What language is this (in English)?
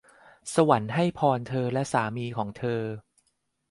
Thai